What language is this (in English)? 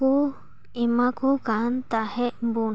Santali